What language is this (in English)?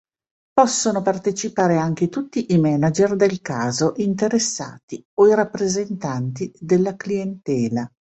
Italian